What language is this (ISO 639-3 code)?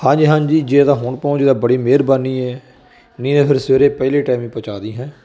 pan